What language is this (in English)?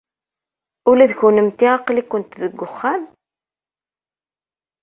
Kabyle